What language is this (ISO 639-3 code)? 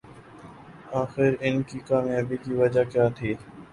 urd